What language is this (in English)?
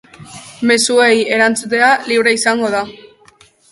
Basque